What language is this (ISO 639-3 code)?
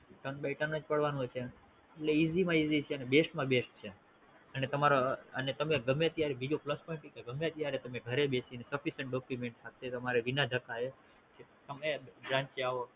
guj